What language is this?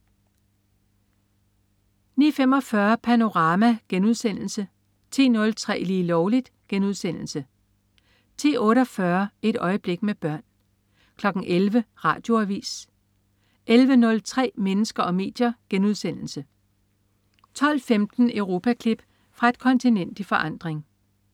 Danish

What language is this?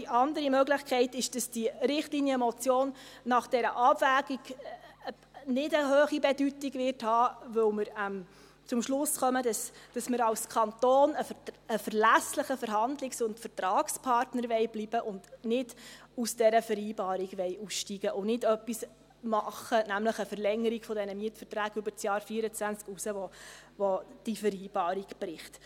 Swiss German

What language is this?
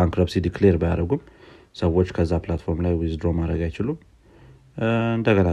Amharic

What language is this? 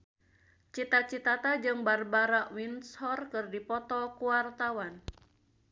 Sundanese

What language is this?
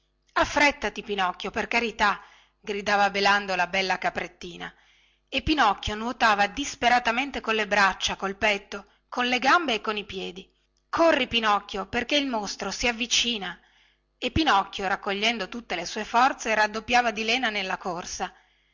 Italian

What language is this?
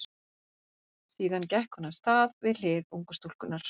Icelandic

